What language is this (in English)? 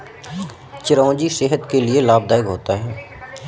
Hindi